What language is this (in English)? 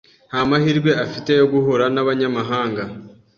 Kinyarwanda